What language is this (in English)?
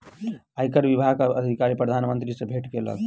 Maithili